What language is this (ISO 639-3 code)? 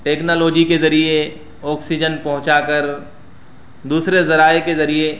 urd